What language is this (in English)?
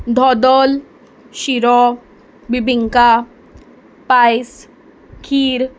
Konkani